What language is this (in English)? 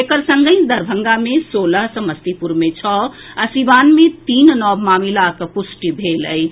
Maithili